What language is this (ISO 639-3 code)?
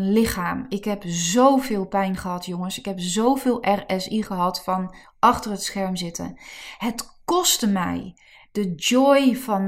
nld